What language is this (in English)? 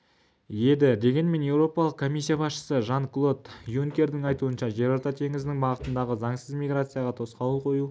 Kazakh